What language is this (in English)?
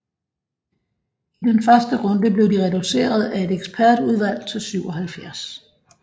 Danish